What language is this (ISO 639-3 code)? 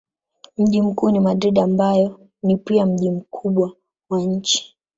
swa